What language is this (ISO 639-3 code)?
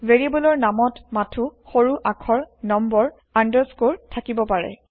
asm